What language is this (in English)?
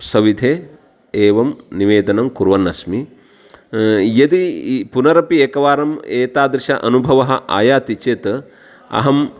Sanskrit